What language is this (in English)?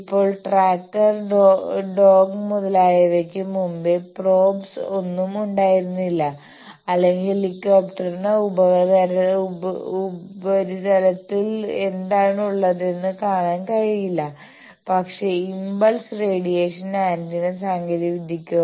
Malayalam